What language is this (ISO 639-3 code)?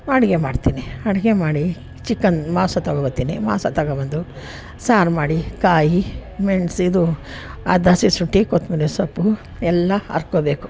kan